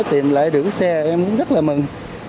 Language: Vietnamese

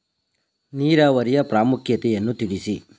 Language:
Kannada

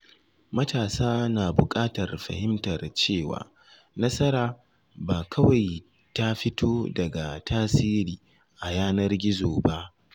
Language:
Hausa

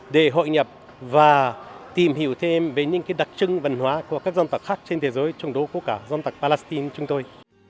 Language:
Vietnamese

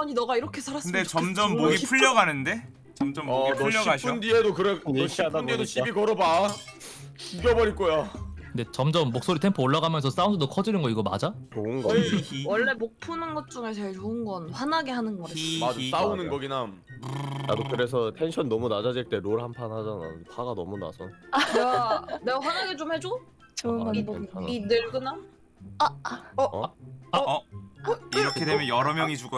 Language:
Korean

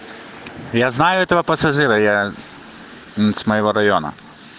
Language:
Russian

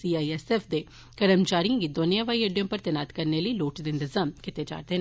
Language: Dogri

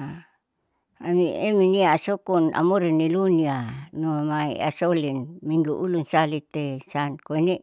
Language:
Saleman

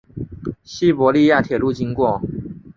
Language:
Chinese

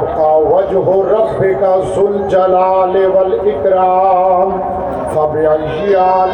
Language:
Urdu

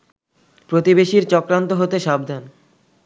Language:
Bangla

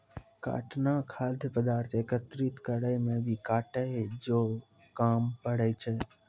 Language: Maithili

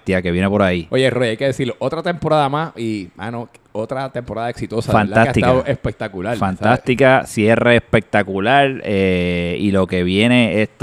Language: Spanish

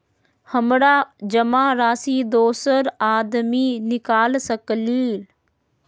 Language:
Magahi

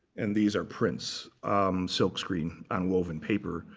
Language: English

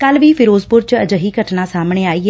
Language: Punjabi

